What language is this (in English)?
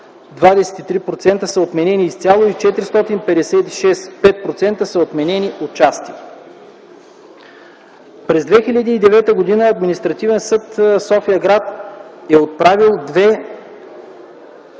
Bulgarian